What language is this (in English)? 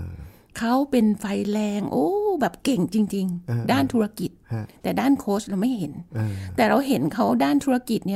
Thai